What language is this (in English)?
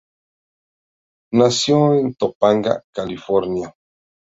Spanish